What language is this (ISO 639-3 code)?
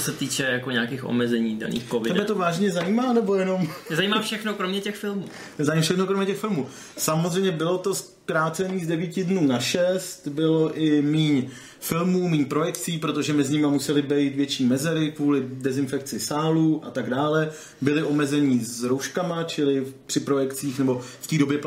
ces